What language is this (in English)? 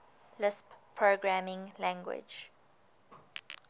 English